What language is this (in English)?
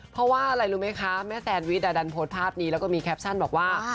Thai